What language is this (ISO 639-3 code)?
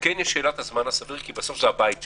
heb